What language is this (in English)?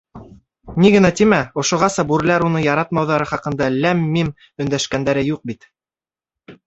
Bashkir